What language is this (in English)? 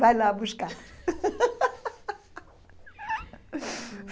Portuguese